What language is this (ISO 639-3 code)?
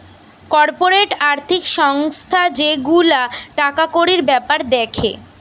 ben